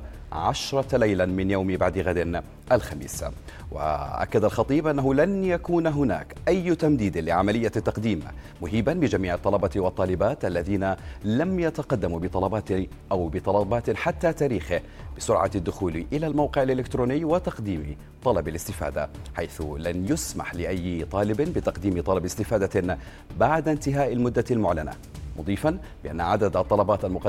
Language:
Arabic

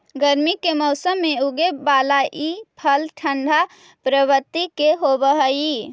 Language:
Magahi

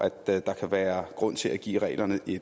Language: Danish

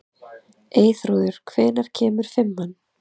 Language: Icelandic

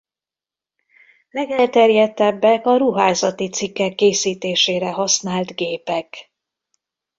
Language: Hungarian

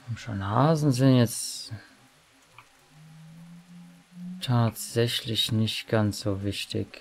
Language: German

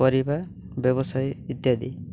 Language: Odia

